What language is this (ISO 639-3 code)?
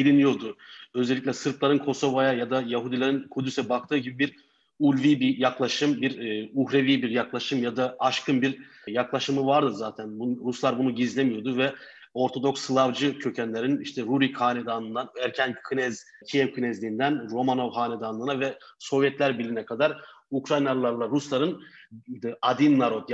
tur